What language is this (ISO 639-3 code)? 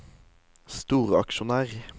nor